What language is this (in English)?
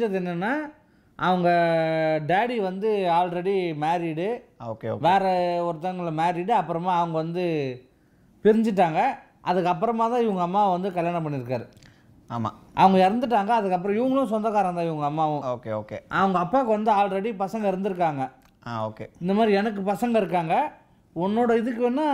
Tamil